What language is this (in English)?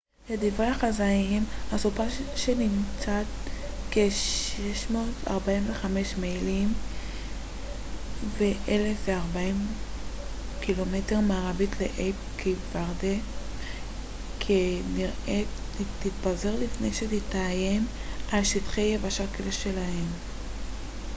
Hebrew